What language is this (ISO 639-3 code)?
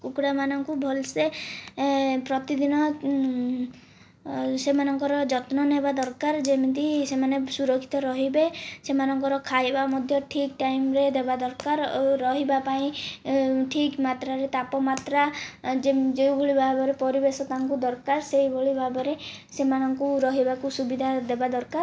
ori